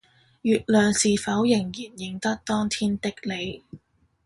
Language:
Cantonese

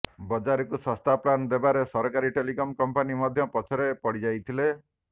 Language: Odia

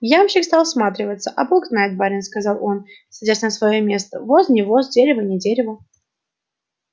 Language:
Russian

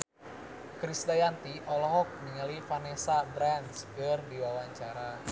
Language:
Sundanese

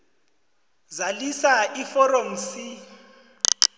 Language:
South Ndebele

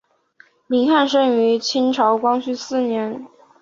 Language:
Chinese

